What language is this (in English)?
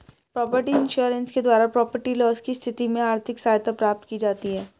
Hindi